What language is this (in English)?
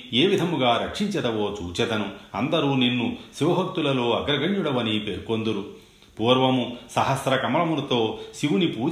Telugu